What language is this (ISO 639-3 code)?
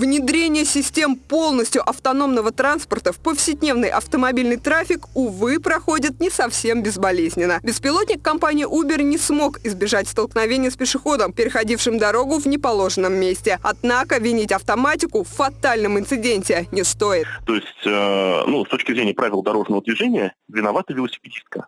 rus